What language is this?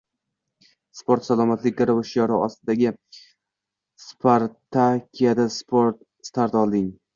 Uzbek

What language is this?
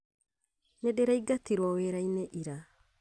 Kikuyu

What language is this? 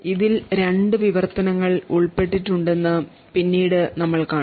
Malayalam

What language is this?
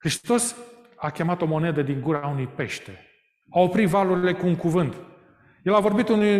Romanian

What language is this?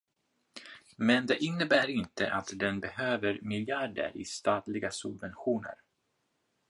Swedish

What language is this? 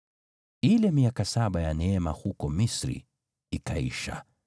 Swahili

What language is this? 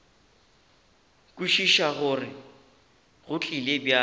Northern Sotho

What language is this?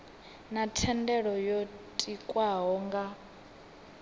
Venda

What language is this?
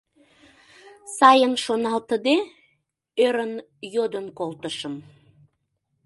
Mari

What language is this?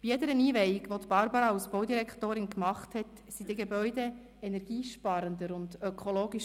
Swiss German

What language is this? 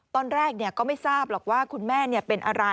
Thai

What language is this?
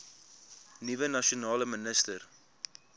Afrikaans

